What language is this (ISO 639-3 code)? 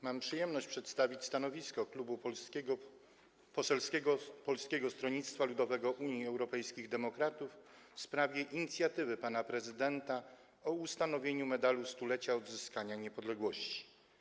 pol